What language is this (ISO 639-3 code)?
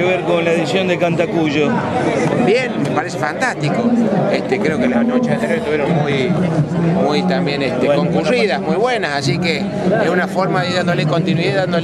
spa